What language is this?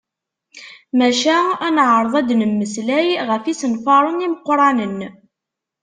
Kabyle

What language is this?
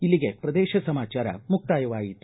Kannada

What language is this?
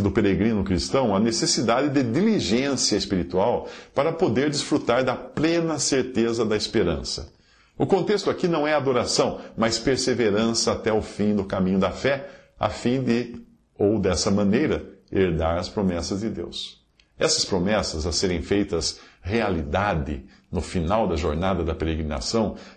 Portuguese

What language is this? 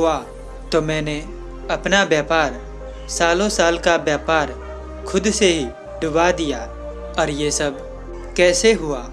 Hindi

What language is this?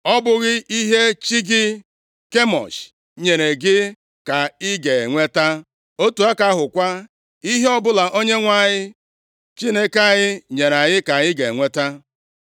Igbo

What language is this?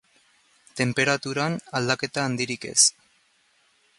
Basque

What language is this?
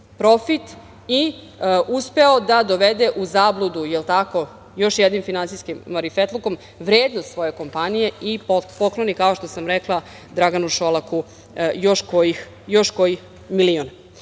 Serbian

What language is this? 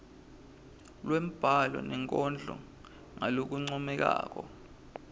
Swati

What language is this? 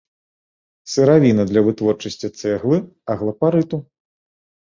Belarusian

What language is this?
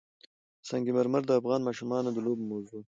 Pashto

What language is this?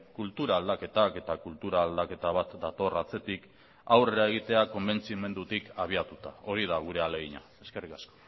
Basque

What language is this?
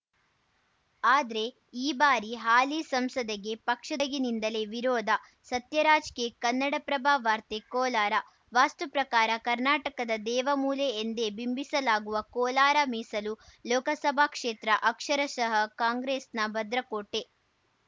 Kannada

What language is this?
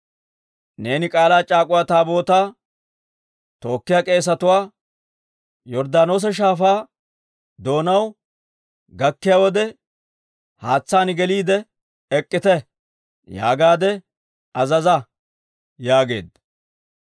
Dawro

